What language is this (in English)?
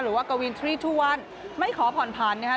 Thai